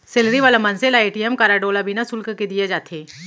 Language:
Chhattisgarhi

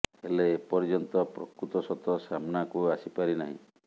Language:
Odia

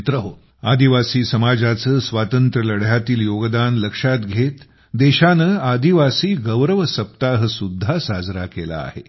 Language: Marathi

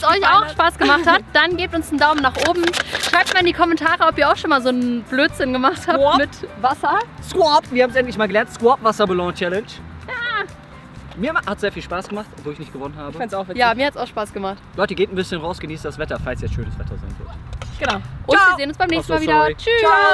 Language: German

